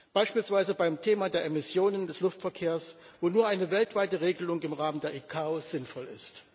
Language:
German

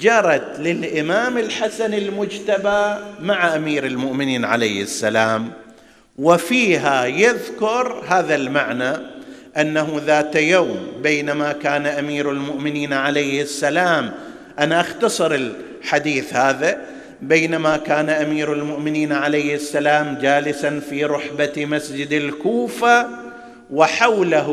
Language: Arabic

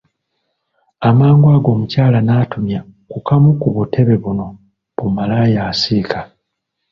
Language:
Ganda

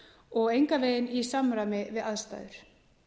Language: Icelandic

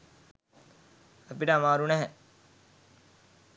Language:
Sinhala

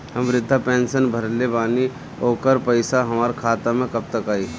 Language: Bhojpuri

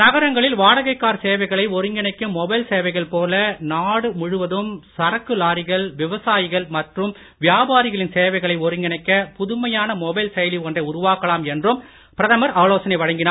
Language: Tamil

